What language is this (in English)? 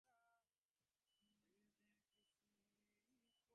Bangla